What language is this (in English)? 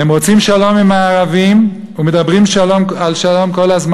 Hebrew